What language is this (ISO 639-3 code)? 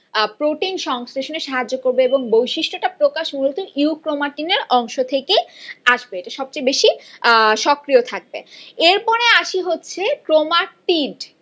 ben